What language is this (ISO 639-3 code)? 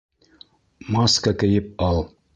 bak